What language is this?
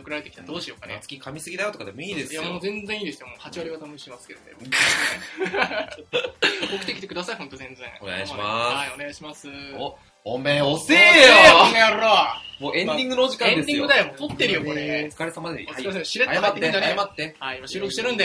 Japanese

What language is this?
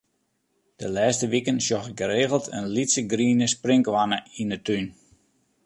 Western Frisian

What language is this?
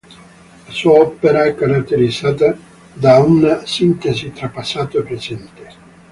Italian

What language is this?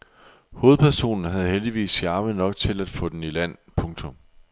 Danish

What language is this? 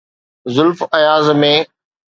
Sindhi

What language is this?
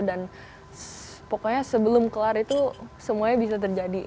Indonesian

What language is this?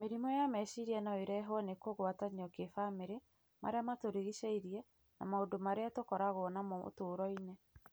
Kikuyu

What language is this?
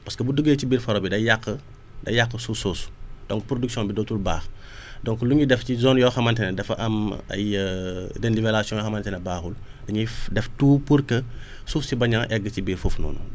Wolof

